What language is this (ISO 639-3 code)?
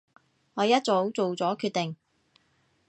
yue